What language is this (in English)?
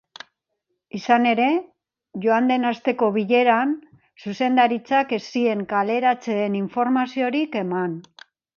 Basque